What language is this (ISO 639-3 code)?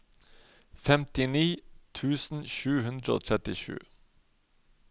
nor